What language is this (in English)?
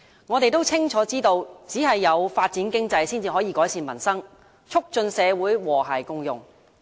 Cantonese